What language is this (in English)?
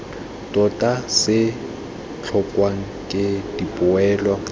Tswana